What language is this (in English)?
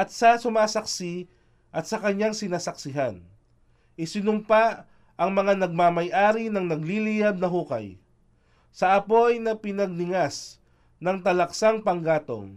Filipino